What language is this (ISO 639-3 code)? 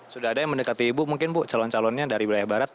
ind